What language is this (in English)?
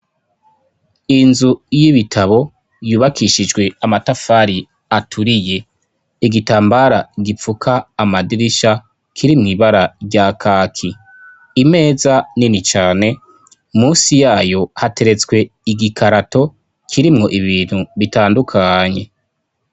Rundi